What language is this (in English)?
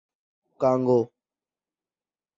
Urdu